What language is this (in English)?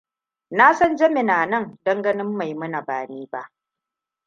Hausa